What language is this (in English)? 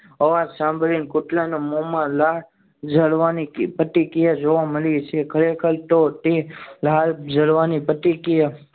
Gujarati